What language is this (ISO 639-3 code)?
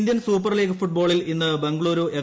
mal